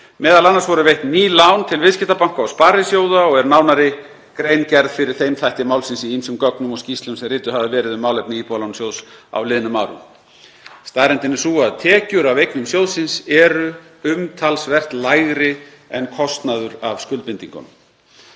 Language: Icelandic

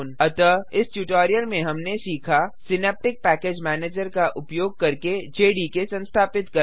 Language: Hindi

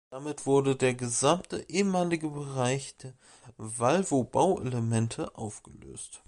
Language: German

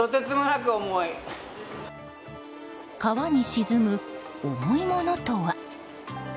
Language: Japanese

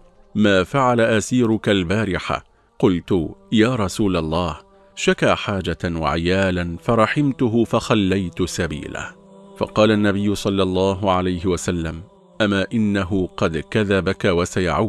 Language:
Arabic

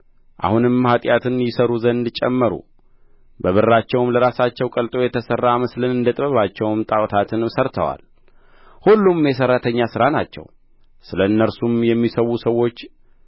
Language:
Amharic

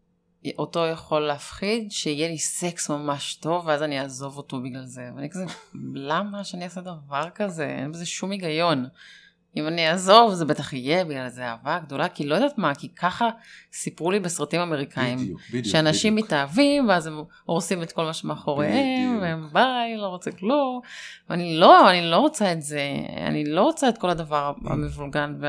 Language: Hebrew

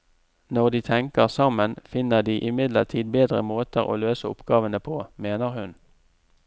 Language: Norwegian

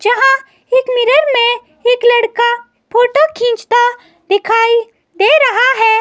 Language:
Hindi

